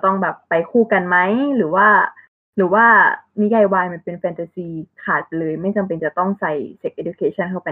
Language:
Thai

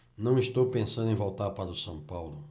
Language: Portuguese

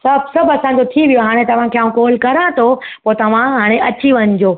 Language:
Sindhi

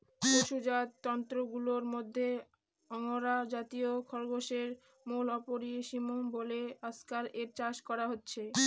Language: Bangla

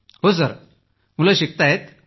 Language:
Marathi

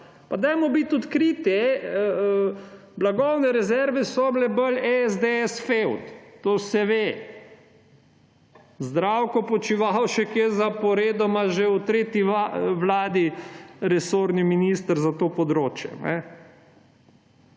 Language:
Slovenian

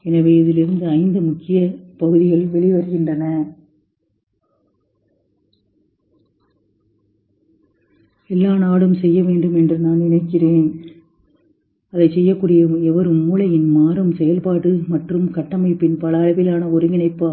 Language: Tamil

